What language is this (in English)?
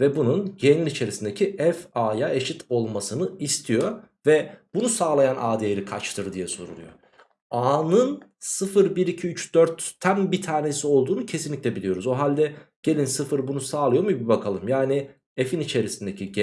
Turkish